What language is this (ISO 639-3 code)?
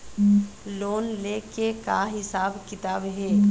hne